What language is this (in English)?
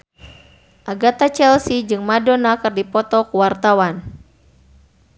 Sundanese